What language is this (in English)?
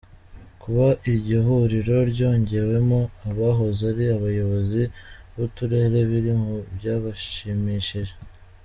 Kinyarwanda